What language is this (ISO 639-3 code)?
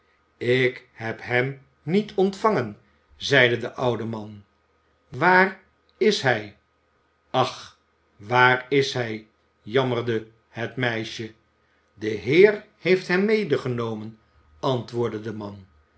nld